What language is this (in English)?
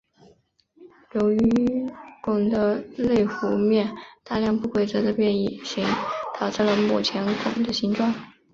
Chinese